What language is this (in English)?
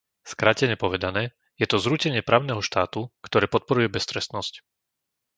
Slovak